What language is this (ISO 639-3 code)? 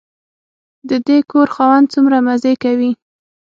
pus